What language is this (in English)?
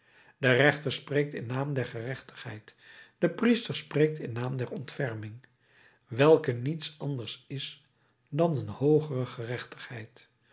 Dutch